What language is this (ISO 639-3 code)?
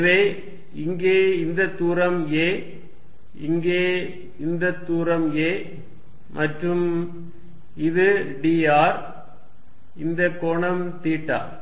tam